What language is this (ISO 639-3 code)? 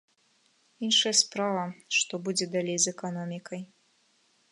bel